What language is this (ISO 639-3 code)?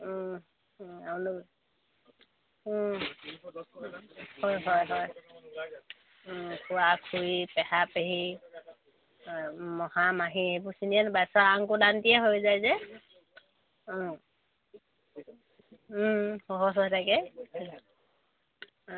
asm